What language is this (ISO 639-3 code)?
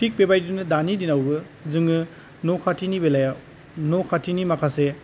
brx